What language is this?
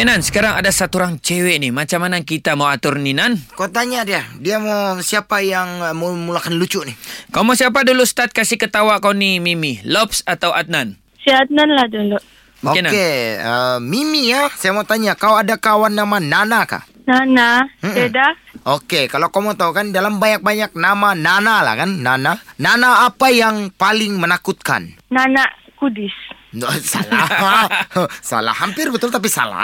Malay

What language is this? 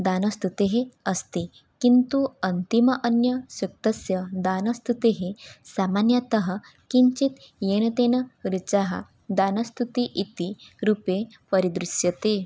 Sanskrit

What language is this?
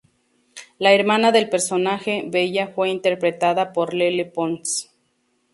Spanish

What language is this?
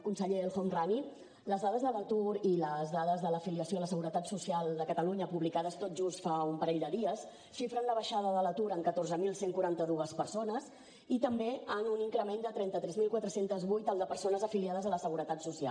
Catalan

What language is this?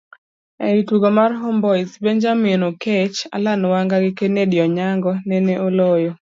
Luo (Kenya and Tanzania)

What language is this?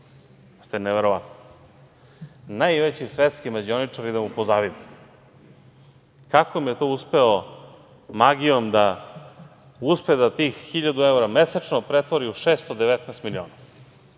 Serbian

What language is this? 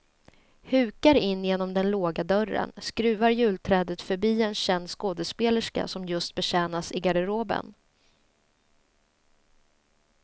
Swedish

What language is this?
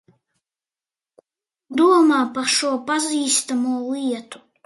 Latvian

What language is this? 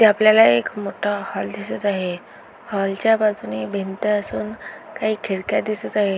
Marathi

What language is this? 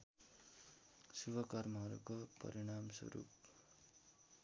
Nepali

